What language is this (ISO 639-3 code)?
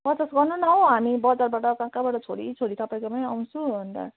nep